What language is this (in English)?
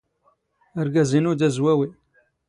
Standard Moroccan Tamazight